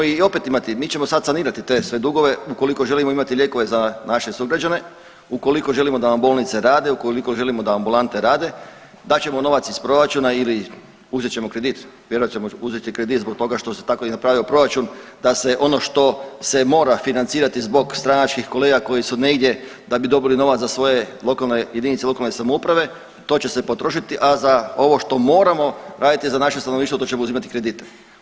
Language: Croatian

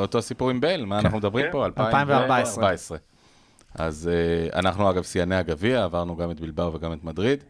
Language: Hebrew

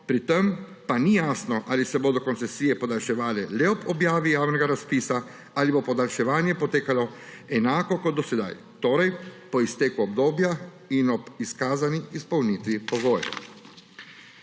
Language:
Slovenian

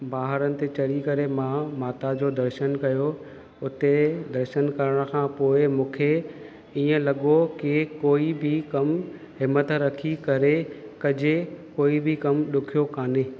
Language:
Sindhi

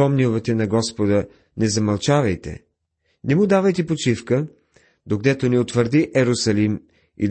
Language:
Bulgarian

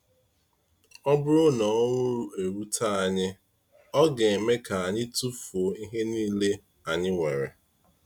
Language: Igbo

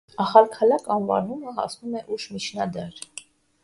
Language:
Armenian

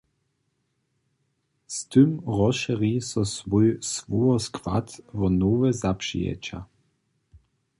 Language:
Upper Sorbian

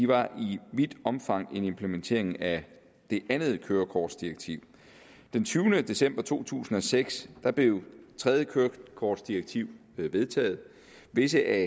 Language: Danish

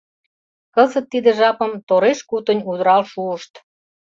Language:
Mari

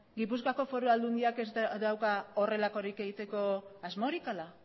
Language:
Basque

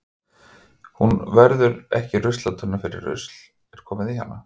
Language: Icelandic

